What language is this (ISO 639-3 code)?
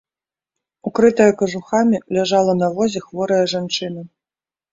bel